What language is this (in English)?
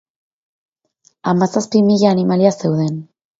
Basque